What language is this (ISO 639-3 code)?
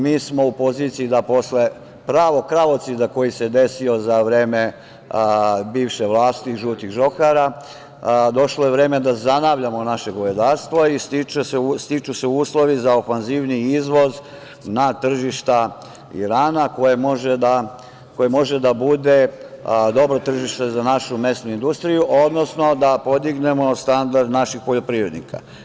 srp